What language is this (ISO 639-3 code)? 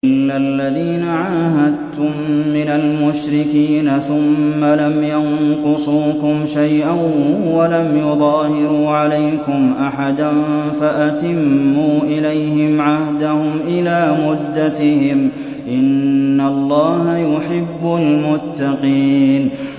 ara